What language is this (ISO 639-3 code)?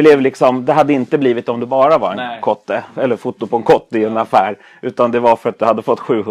swe